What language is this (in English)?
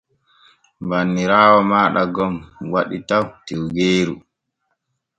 Borgu Fulfulde